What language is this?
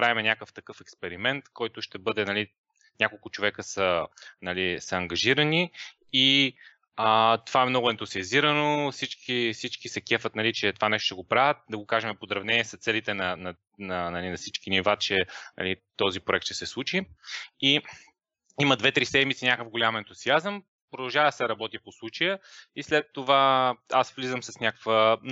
Bulgarian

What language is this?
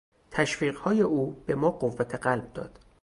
Persian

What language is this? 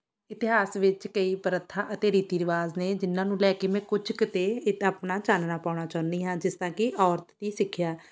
Punjabi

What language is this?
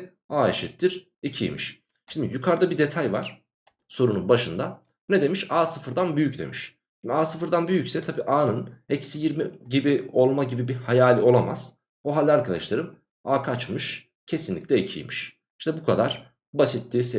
Turkish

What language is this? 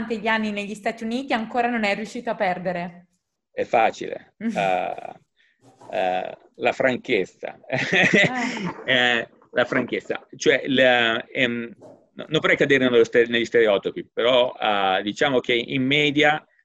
Italian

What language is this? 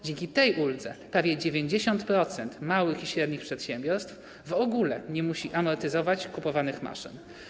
Polish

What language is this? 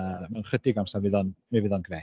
Welsh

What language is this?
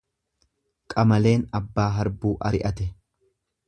Oromo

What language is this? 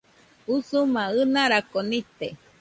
Nüpode Huitoto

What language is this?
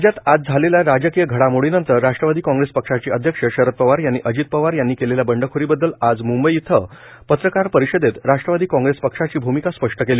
Marathi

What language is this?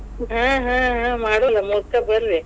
Kannada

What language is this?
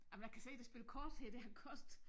Danish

